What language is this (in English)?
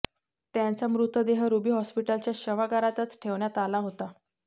Marathi